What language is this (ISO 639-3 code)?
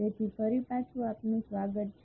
guj